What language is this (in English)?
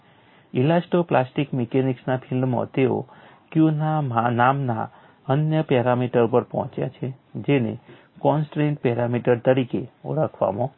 Gujarati